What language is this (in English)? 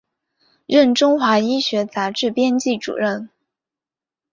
Chinese